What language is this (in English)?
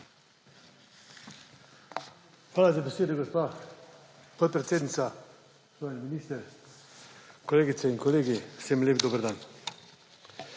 Slovenian